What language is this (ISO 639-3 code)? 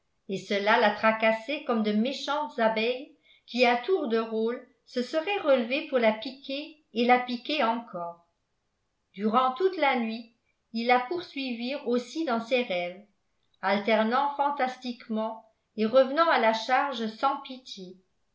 fra